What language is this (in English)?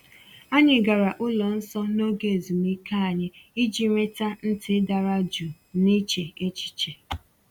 Igbo